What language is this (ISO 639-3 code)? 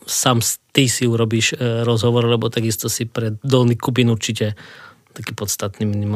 slk